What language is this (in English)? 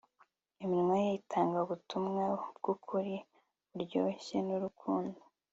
Kinyarwanda